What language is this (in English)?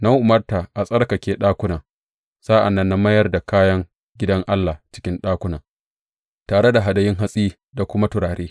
Hausa